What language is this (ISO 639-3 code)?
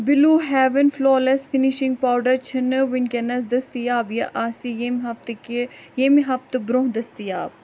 kas